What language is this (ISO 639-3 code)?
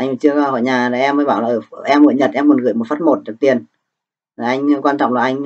vie